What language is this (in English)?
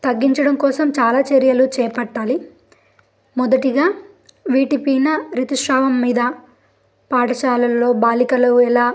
Telugu